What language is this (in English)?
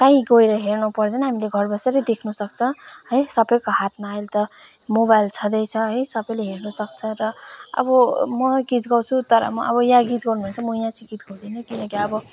Nepali